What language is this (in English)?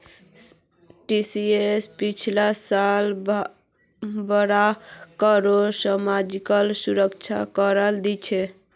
Magahi